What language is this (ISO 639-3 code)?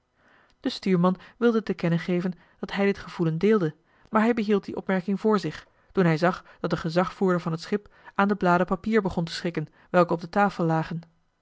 nld